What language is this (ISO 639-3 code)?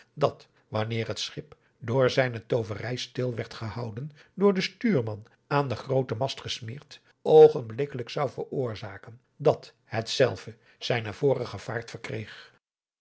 nld